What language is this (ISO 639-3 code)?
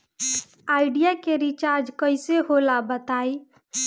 bho